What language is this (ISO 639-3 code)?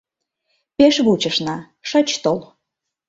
chm